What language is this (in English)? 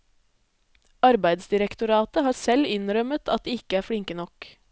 Norwegian